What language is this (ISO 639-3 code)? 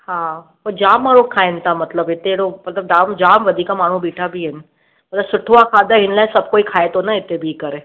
snd